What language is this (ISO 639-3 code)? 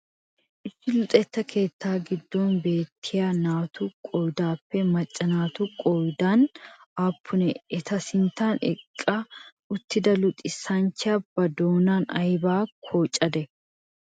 wal